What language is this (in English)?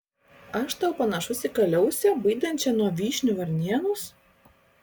Lithuanian